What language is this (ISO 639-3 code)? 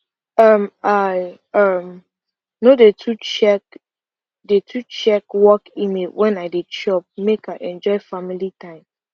pcm